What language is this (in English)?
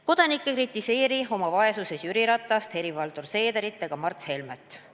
Estonian